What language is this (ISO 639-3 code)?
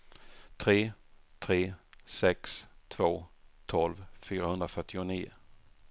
swe